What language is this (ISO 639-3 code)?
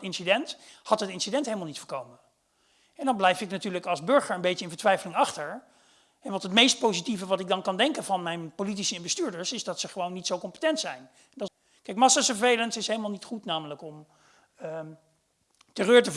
nld